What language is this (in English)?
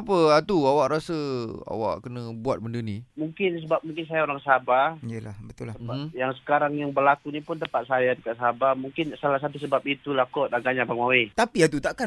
Malay